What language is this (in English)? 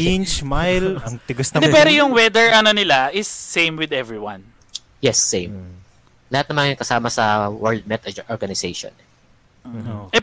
Filipino